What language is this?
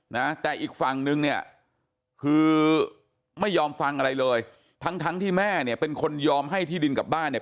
Thai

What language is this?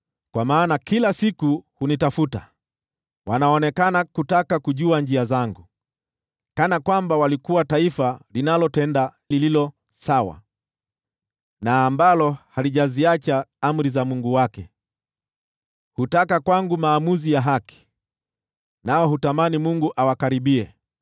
Swahili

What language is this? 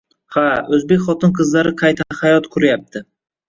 Uzbek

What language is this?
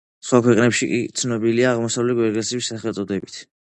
Georgian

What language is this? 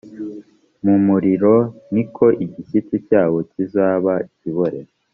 Kinyarwanda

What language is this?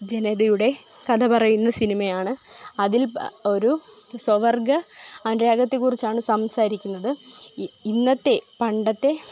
Malayalam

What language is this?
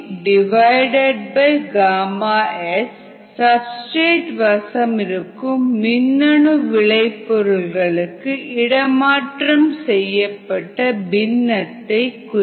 Tamil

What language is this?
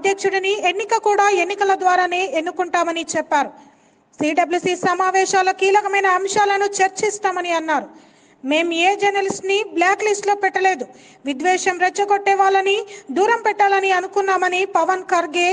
Hindi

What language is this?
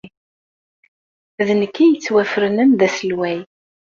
Kabyle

